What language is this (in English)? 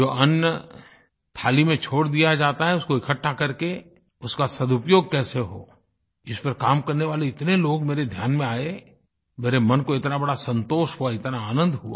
Hindi